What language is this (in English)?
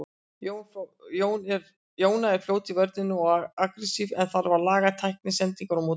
Icelandic